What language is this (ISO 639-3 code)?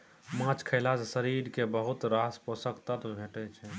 mai